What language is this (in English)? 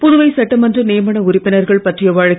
Tamil